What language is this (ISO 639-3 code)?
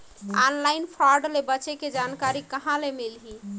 hne